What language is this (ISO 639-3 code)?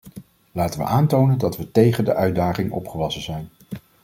nld